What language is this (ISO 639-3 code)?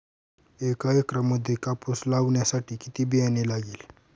mar